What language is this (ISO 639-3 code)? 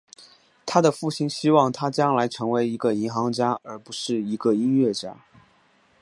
zho